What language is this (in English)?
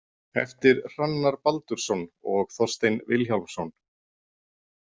Icelandic